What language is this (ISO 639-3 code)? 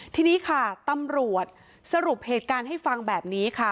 tha